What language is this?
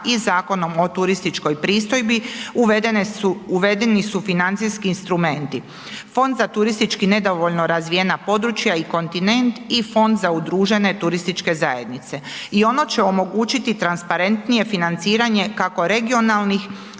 Croatian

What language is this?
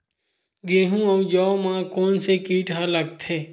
Chhattisgarhi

